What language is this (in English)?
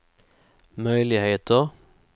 Swedish